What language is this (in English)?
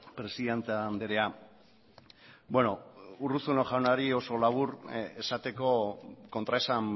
Basque